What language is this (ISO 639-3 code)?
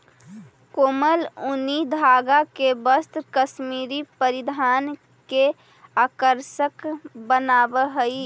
mag